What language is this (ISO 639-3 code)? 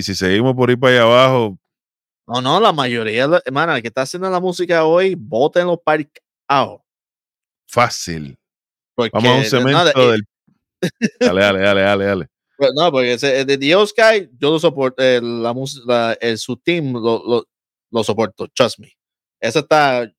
spa